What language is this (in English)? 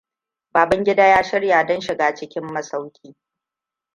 Hausa